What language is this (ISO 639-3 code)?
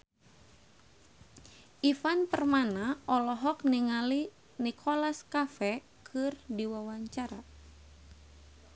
sun